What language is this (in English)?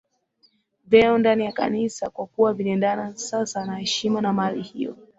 Swahili